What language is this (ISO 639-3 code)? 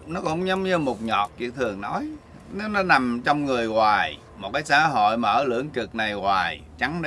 vie